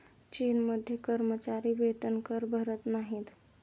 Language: Marathi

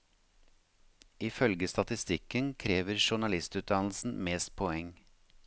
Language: Norwegian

